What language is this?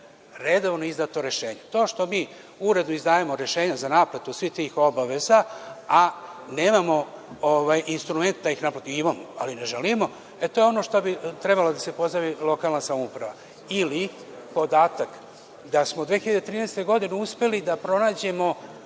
Serbian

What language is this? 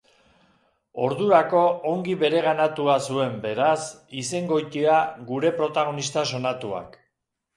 Basque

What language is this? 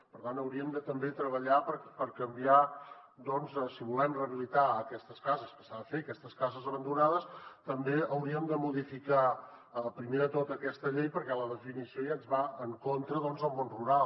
Catalan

